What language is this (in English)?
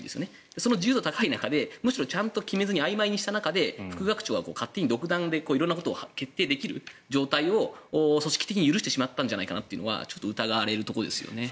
Japanese